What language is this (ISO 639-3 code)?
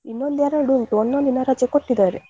kan